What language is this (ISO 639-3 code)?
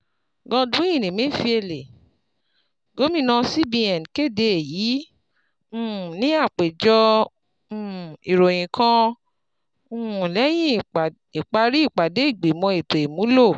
yor